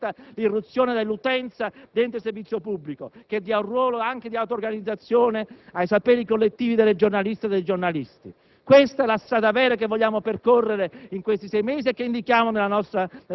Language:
Italian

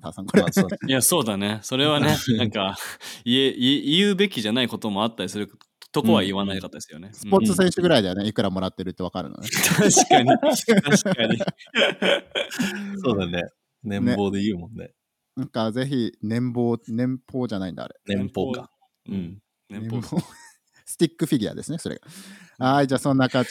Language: Japanese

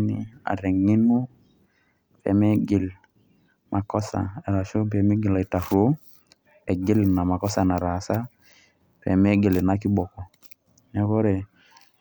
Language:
Masai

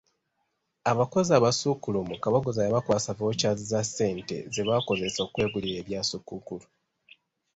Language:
Ganda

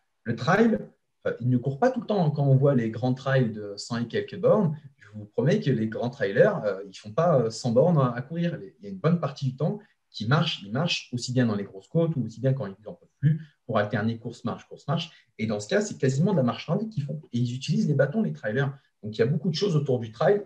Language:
French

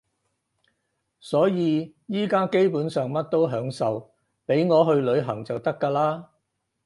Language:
Cantonese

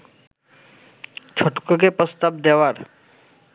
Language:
Bangla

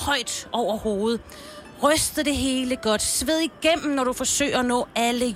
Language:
Danish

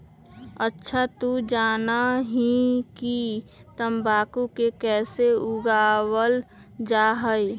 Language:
Magahi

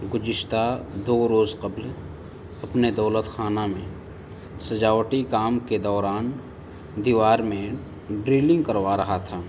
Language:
Urdu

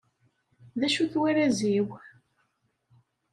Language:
Kabyle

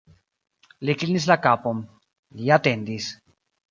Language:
Esperanto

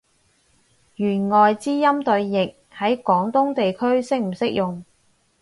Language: Cantonese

